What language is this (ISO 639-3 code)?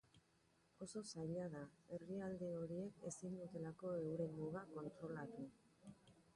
eus